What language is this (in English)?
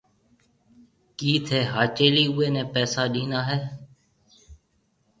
Marwari (Pakistan)